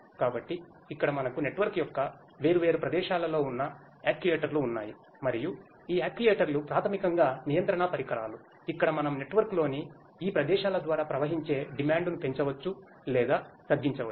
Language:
Telugu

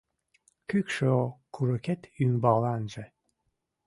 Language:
Mari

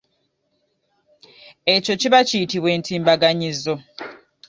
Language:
Ganda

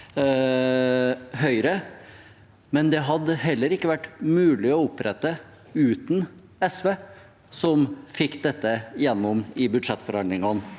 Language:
Norwegian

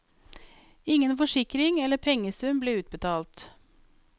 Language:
Norwegian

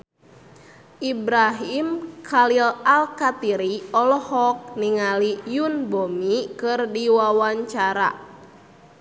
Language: Sundanese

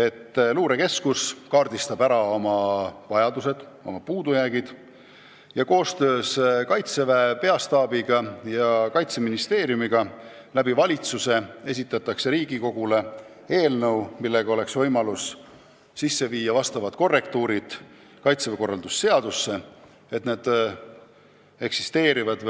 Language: Estonian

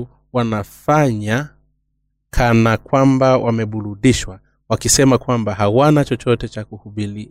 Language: Swahili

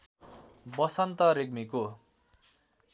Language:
Nepali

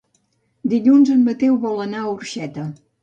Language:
Catalan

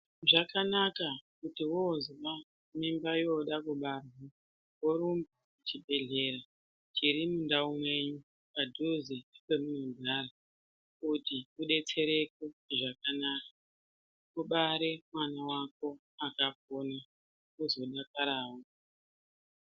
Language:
Ndau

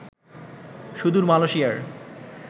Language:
Bangla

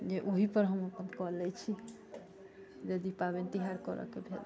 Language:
Maithili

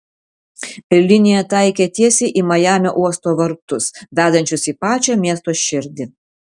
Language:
Lithuanian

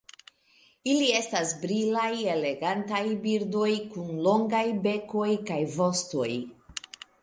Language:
Esperanto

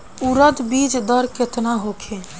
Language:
Bhojpuri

